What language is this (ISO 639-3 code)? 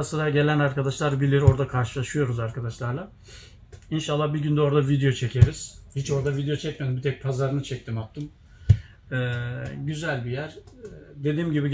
tur